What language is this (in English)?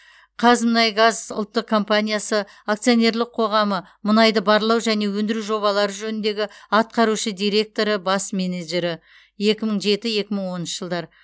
Kazakh